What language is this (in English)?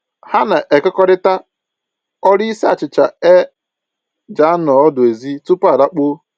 Igbo